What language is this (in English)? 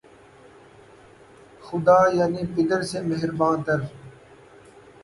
Urdu